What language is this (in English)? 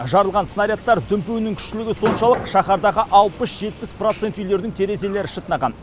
Kazakh